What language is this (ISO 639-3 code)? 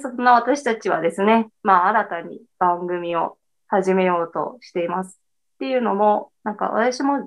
jpn